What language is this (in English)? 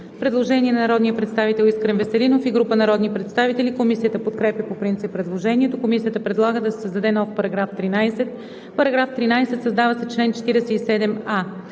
Bulgarian